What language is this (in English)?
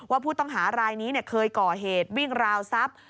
Thai